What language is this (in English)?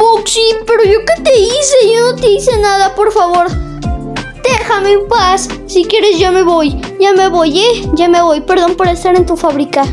Spanish